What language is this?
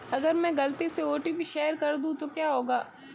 Hindi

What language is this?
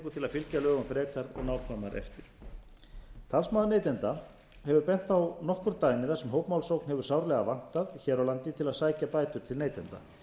Icelandic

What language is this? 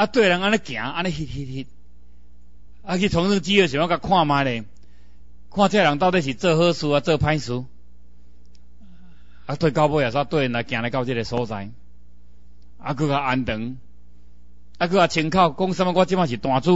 Chinese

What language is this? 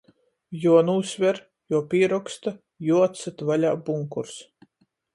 Latgalian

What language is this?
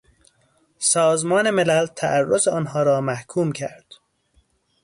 Persian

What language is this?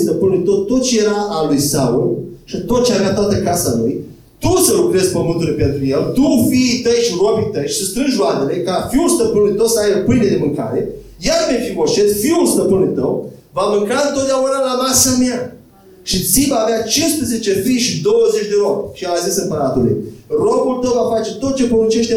Romanian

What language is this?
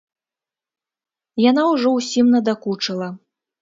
Belarusian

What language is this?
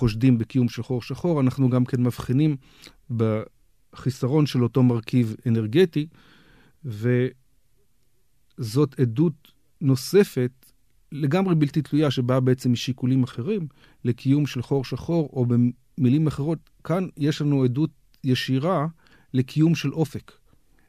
Hebrew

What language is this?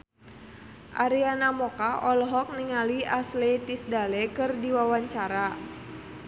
Sundanese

